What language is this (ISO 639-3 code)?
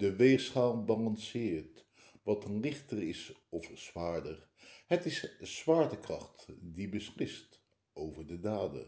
nld